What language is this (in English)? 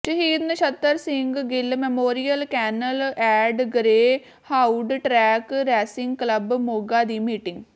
Punjabi